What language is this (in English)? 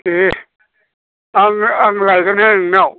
Bodo